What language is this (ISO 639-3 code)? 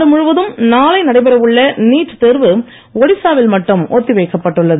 tam